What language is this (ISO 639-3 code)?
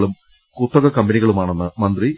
mal